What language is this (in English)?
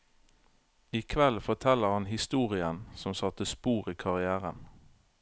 Norwegian